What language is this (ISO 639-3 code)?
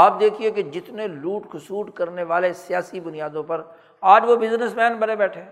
urd